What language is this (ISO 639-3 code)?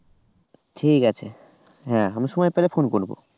ben